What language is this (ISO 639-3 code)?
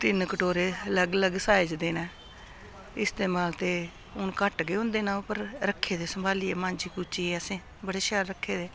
doi